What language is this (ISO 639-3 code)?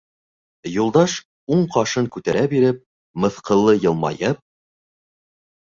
bak